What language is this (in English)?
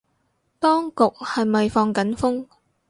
Cantonese